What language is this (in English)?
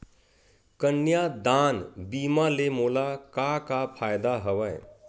Chhattisgarhi